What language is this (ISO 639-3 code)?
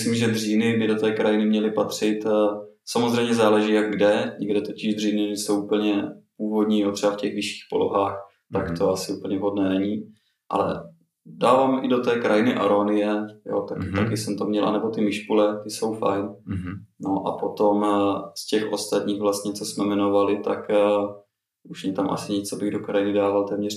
ces